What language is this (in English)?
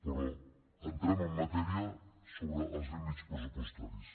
Catalan